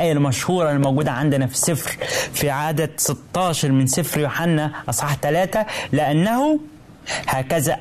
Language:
Arabic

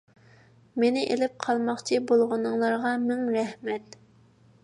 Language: Uyghur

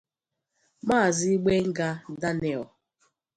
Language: Igbo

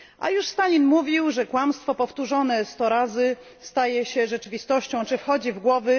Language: Polish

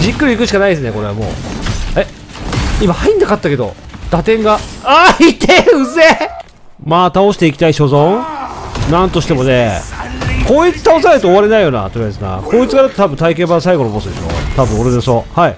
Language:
Japanese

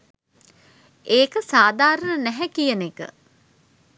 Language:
Sinhala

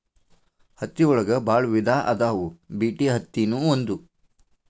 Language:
Kannada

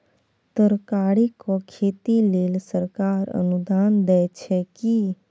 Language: Maithili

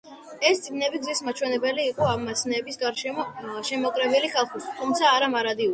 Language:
Georgian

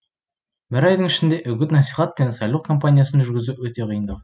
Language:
Kazakh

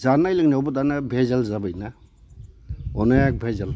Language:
Bodo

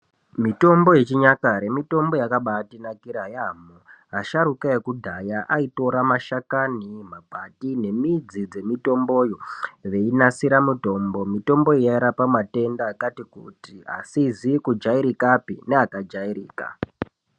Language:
Ndau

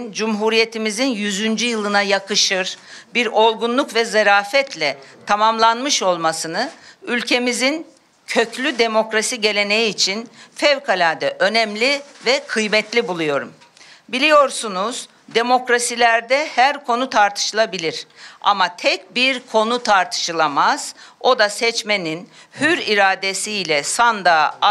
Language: Turkish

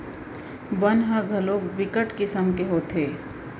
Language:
Chhattisgarhi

